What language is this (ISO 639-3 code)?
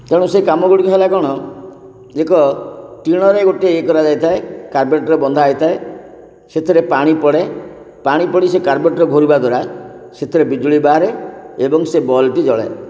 ori